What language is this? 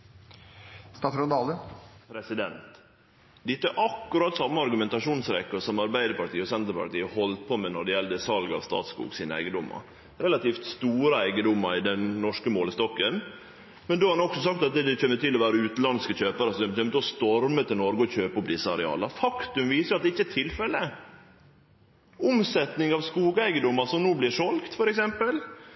Norwegian Nynorsk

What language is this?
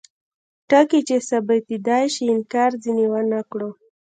Pashto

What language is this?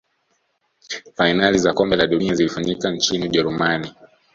Swahili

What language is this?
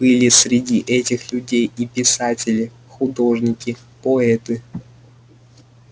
Russian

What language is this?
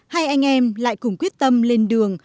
Vietnamese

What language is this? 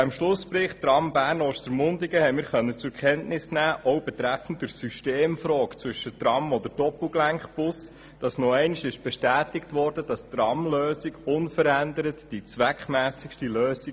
Swiss German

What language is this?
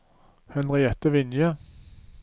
Norwegian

